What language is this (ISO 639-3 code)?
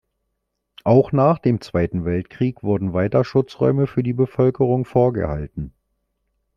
deu